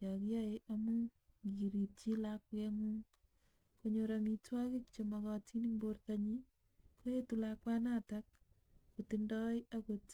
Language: Kalenjin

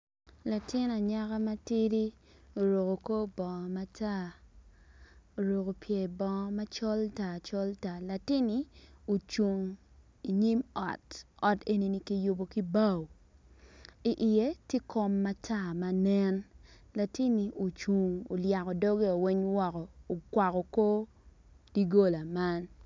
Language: Acoli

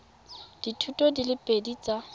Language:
Tswana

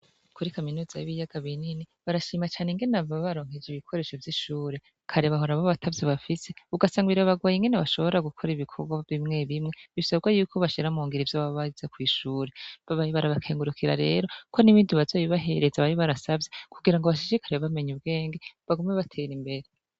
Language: Rundi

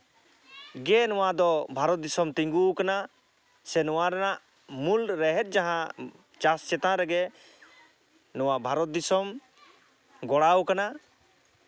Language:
Santali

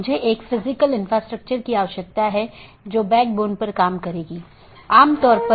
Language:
Hindi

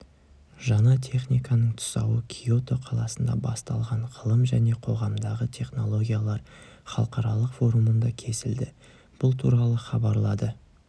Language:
Kazakh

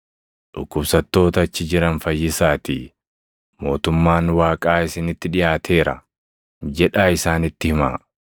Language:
Oromo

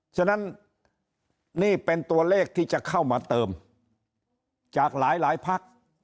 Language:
Thai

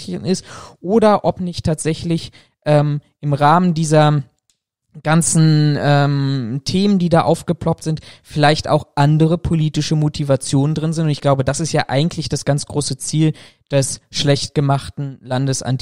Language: German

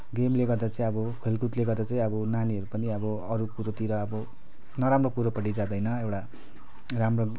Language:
Nepali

